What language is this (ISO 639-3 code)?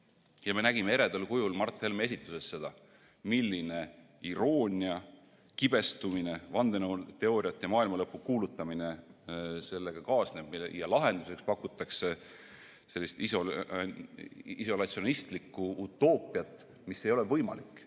est